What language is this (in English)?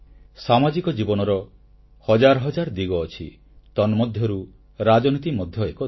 Odia